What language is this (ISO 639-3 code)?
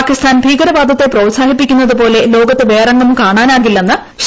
mal